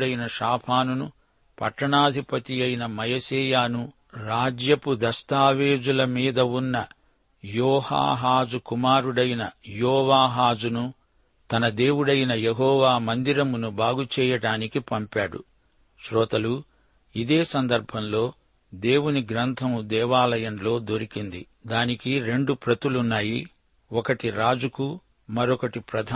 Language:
Telugu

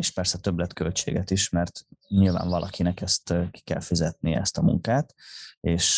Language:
Hungarian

